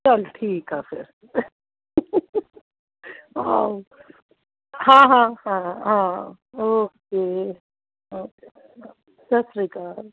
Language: Punjabi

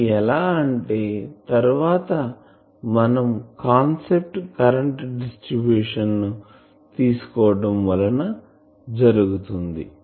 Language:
Telugu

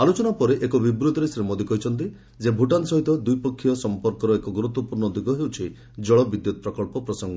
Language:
Odia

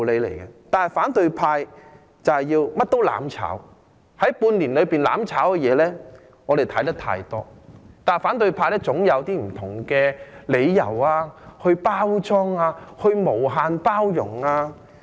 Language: Cantonese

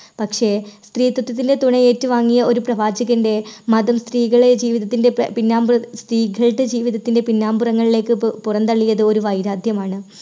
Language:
Malayalam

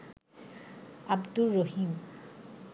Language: Bangla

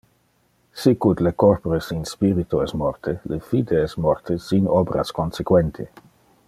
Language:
Interlingua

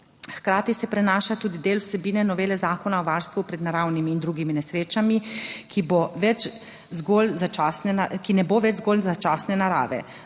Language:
Slovenian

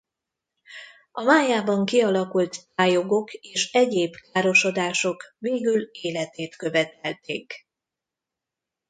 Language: Hungarian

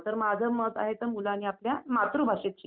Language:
Marathi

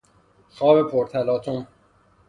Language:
Persian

